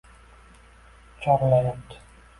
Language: Uzbek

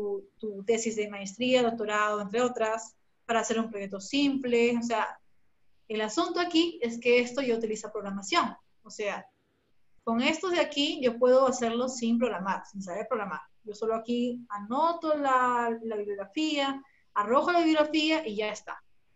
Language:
Spanish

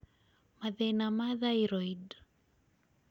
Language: Kikuyu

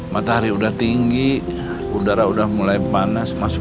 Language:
Indonesian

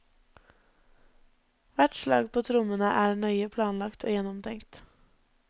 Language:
Norwegian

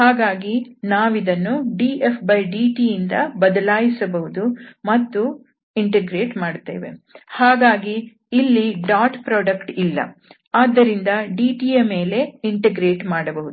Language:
Kannada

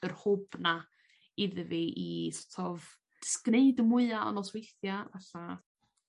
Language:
Welsh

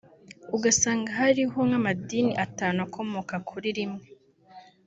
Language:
Kinyarwanda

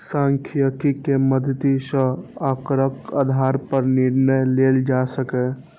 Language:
Maithili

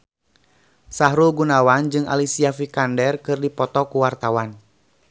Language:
Sundanese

